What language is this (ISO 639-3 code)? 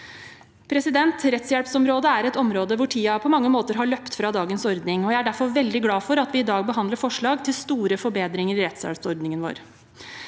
nor